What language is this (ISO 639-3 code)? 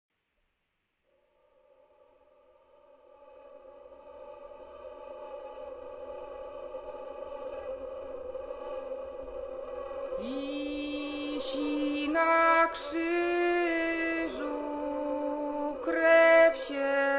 pol